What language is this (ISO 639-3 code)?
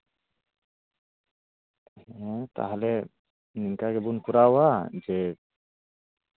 sat